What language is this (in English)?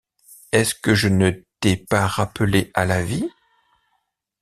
French